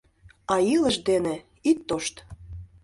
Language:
Mari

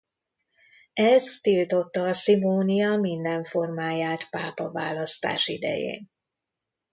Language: Hungarian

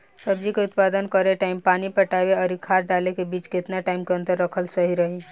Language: Bhojpuri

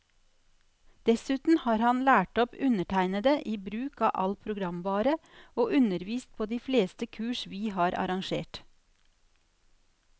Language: Norwegian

